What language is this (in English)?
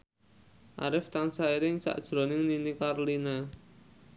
Javanese